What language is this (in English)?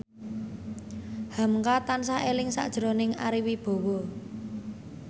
Javanese